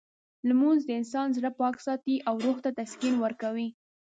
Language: Pashto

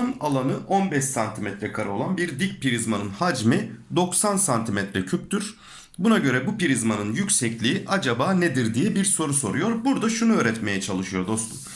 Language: Turkish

